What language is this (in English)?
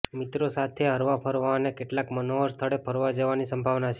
Gujarati